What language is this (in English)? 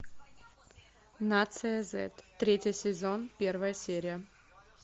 Russian